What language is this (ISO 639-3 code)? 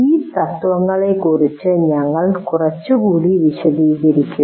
mal